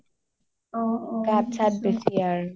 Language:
Assamese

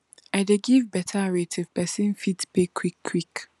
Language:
Nigerian Pidgin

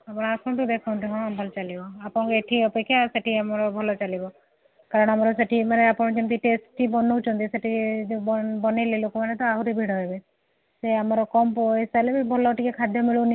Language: Odia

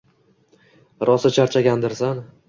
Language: Uzbek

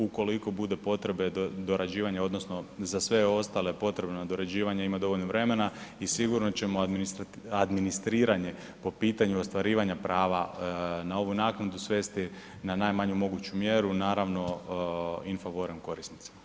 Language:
Croatian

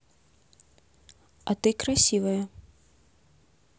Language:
Russian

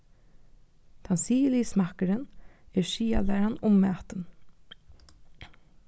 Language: Faroese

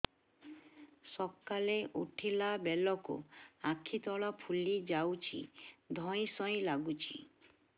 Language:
Odia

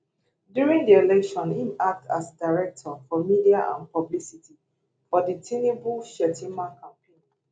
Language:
Nigerian Pidgin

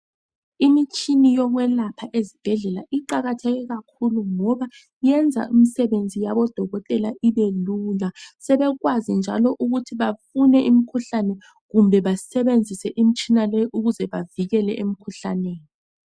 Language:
North Ndebele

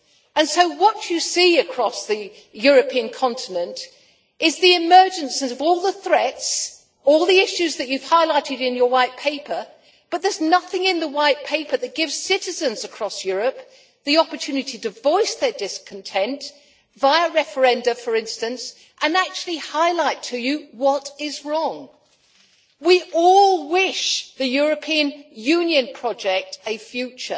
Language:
English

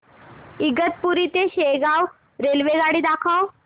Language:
Marathi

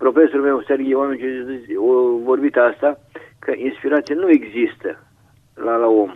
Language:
Romanian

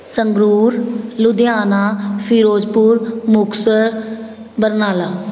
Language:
Punjabi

